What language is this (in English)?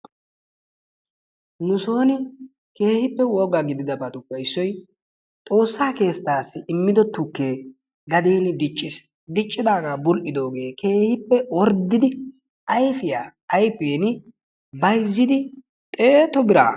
Wolaytta